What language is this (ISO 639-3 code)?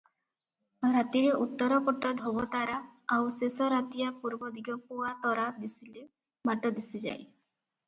ori